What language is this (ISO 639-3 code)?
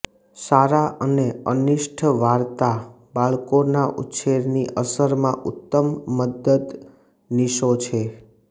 guj